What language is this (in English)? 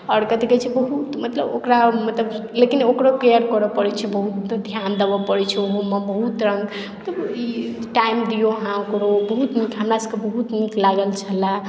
Maithili